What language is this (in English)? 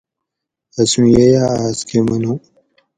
Gawri